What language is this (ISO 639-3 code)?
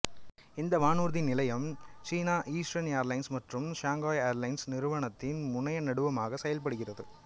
tam